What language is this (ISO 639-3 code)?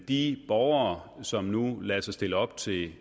dan